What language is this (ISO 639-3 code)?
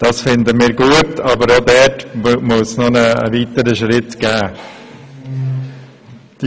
gsw